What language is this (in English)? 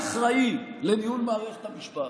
Hebrew